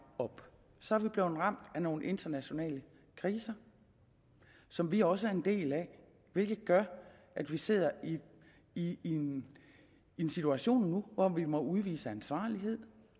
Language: Danish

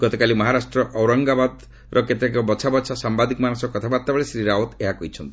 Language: Odia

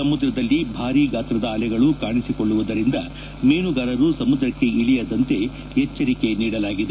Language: Kannada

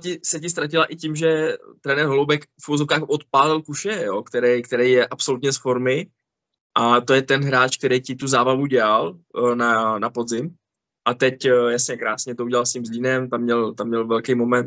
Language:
Czech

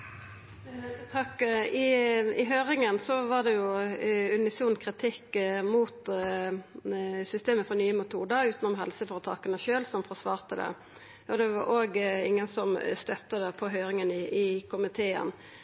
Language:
Norwegian Nynorsk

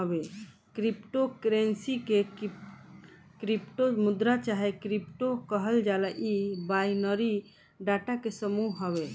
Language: Bhojpuri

